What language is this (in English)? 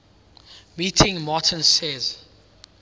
English